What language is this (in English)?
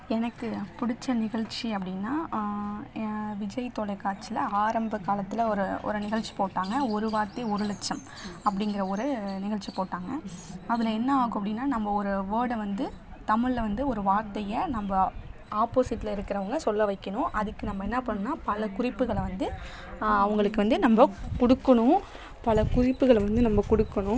Tamil